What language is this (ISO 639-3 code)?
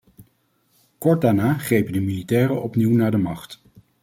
nld